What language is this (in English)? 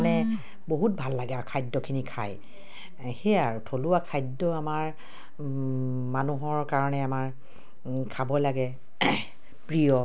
Assamese